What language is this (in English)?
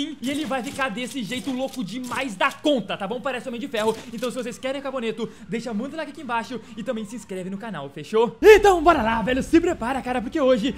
Portuguese